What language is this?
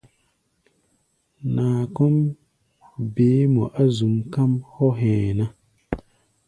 Gbaya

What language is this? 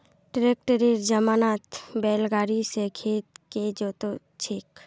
Magahi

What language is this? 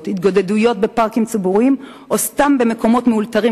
Hebrew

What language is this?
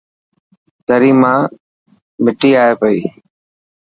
Dhatki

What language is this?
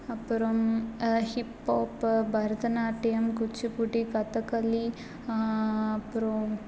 Tamil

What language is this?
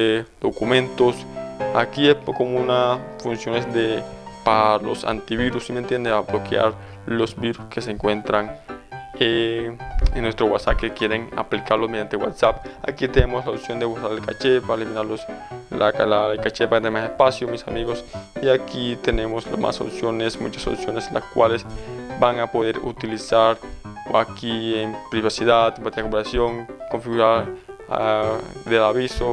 Spanish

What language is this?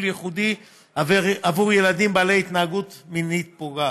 Hebrew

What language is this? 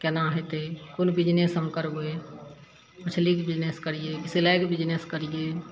Maithili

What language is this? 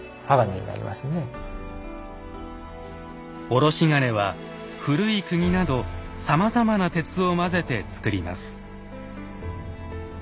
Japanese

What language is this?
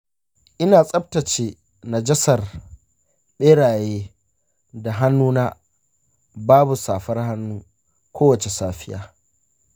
Hausa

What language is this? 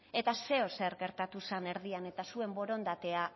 Basque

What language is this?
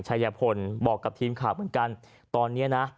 Thai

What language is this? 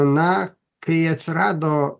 Lithuanian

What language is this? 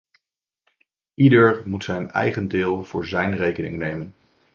Dutch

